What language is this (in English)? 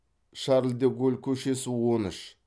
Kazakh